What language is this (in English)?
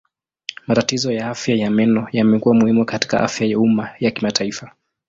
Swahili